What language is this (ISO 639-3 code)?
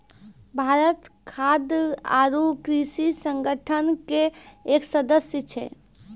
mai